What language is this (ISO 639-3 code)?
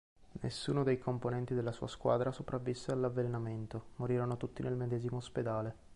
ita